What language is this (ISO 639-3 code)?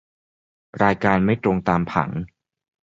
tha